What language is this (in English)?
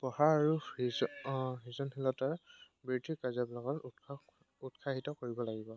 Assamese